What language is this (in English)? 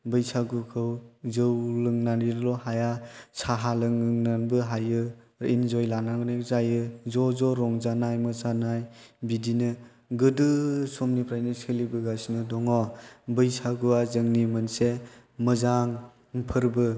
Bodo